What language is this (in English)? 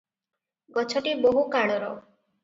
Odia